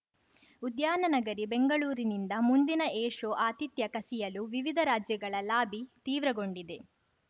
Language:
Kannada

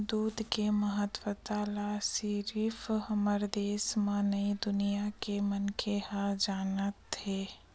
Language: Chhattisgarhi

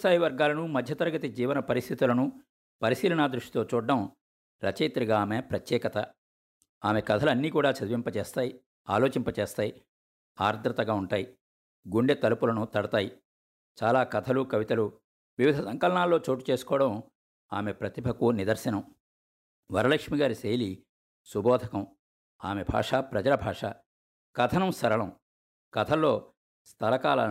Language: Telugu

